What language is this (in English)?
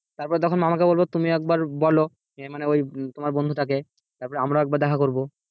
Bangla